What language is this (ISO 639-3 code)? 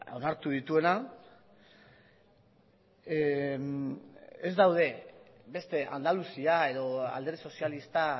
eus